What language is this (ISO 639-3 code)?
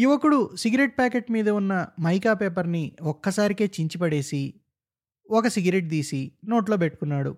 tel